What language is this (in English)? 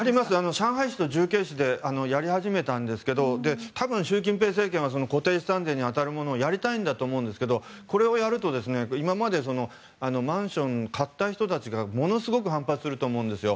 Japanese